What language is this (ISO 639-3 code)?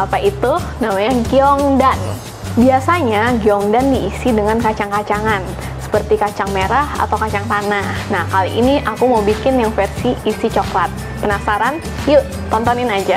ind